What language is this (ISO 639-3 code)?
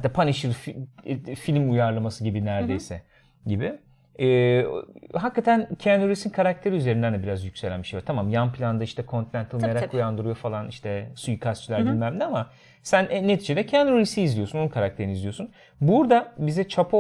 tur